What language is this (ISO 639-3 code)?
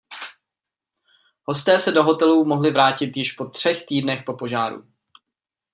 ces